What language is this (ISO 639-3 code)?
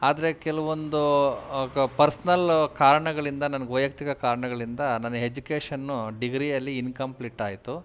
kan